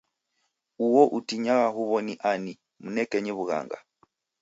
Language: Taita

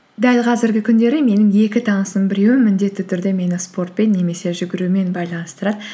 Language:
Kazakh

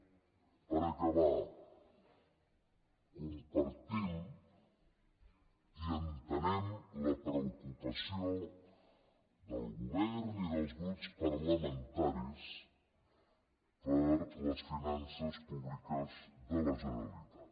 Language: Catalan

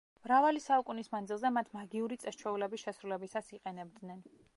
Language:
Georgian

